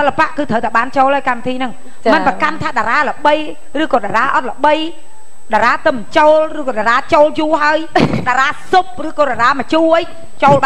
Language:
Thai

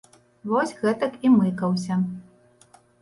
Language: Belarusian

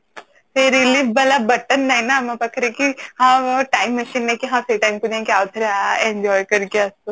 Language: Odia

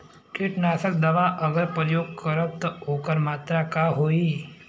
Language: Bhojpuri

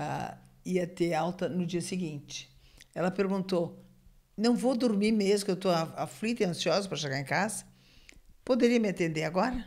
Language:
Portuguese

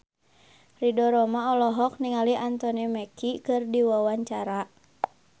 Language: Sundanese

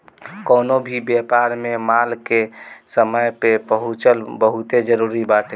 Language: Bhojpuri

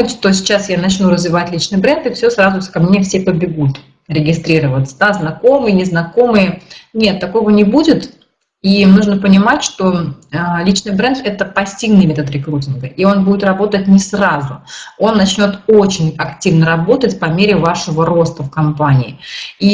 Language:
Russian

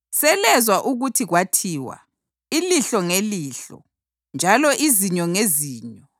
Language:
North Ndebele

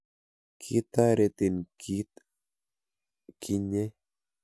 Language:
Kalenjin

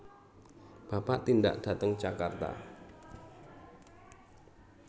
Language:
Javanese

